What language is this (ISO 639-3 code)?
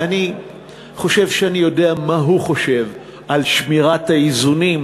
heb